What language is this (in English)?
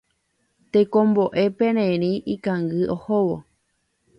Guarani